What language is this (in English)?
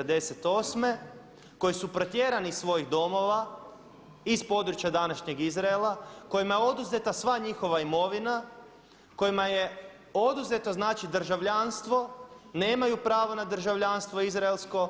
Croatian